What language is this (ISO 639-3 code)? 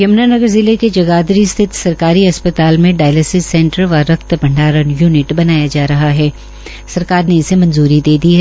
hin